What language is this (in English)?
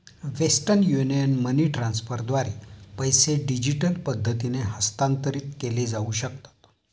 Marathi